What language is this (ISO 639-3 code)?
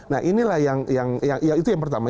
ind